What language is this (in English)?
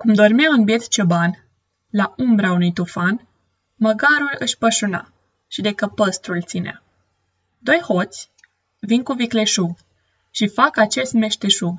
Romanian